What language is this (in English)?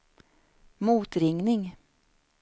Swedish